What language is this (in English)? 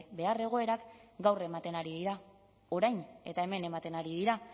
Basque